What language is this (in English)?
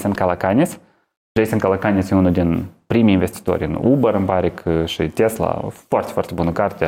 Romanian